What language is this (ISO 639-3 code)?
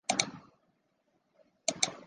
zho